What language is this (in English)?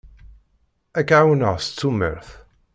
Kabyle